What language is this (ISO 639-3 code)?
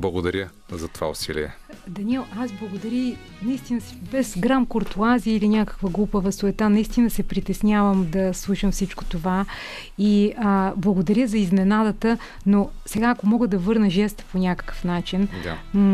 bul